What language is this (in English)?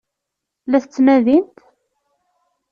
Kabyle